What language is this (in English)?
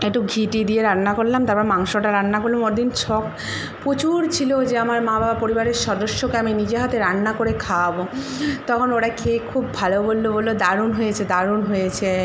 Bangla